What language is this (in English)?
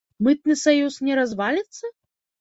Belarusian